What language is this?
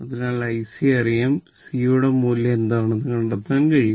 Malayalam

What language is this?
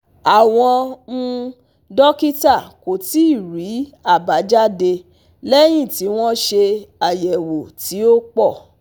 Yoruba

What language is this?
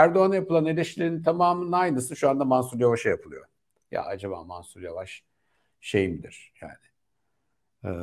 Turkish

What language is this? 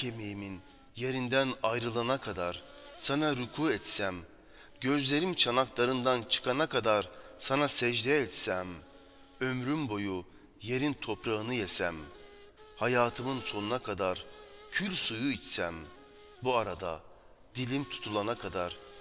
Turkish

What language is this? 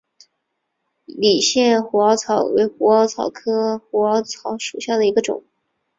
Chinese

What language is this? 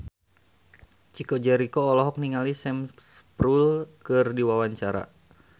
Sundanese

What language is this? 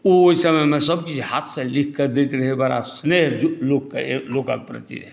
Maithili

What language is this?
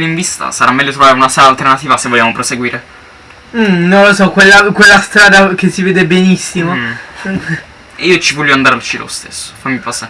Italian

